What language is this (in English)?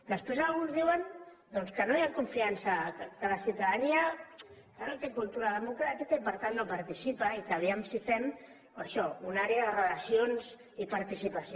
Catalan